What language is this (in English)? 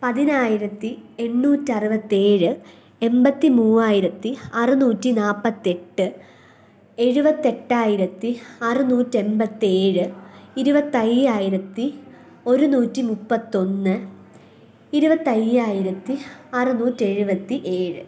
Malayalam